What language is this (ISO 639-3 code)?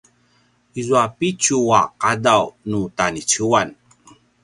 pwn